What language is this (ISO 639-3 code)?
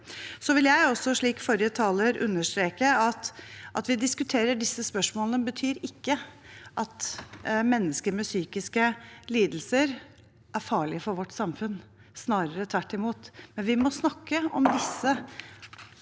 nor